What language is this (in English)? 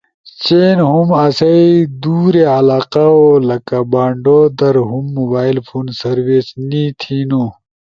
Ushojo